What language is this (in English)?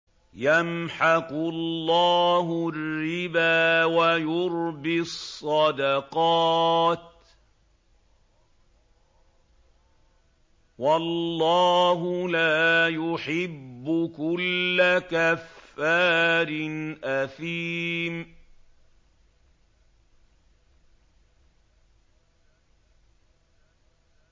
Arabic